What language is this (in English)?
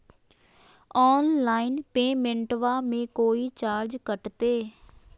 Magahi